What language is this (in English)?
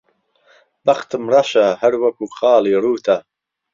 Central Kurdish